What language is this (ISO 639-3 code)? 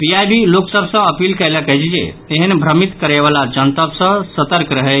mai